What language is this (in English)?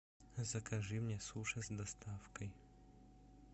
Russian